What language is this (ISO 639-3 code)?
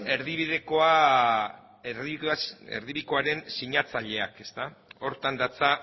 eus